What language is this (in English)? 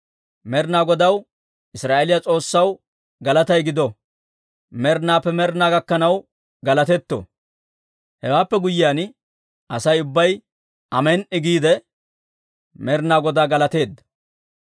Dawro